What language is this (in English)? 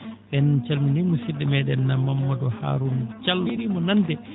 Fula